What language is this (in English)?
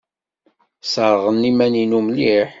Kabyle